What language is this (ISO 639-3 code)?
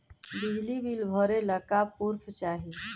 bho